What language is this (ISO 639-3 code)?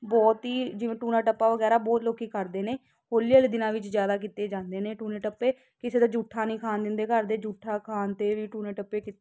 pan